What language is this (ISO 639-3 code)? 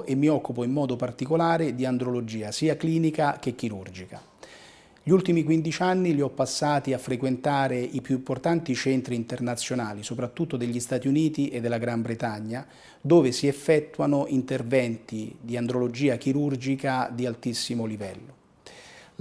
ita